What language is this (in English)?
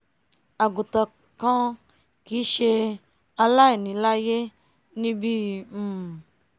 Yoruba